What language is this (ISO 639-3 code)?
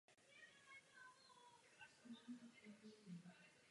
ces